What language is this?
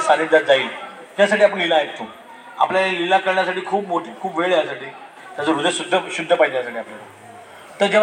Marathi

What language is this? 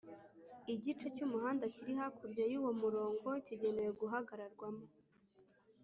Kinyarwanda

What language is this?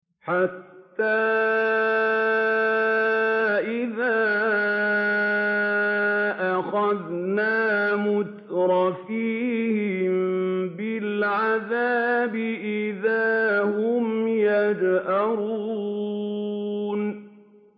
Arabic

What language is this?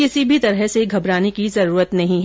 Hindi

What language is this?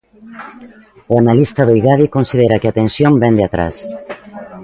Galician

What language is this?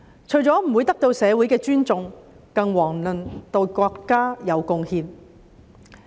Cantonese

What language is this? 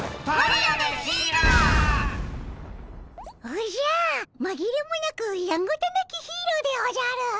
Japanese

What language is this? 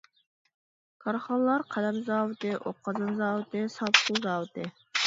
Uyghur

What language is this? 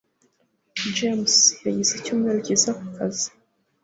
Kinyarwanda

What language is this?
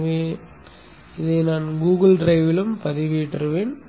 Tamil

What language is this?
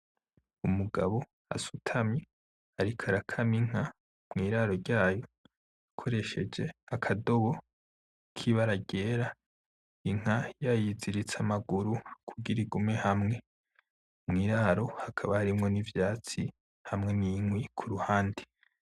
Rundi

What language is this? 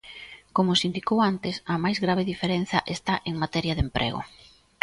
Galician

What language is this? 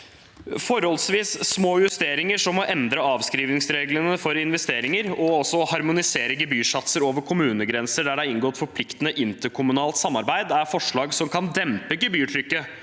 Norwegian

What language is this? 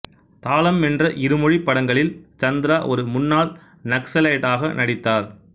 Tamil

